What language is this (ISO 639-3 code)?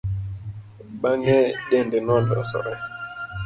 luo